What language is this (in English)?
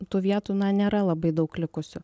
Lithuanian